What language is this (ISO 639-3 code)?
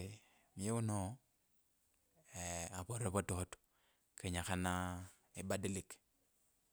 lkb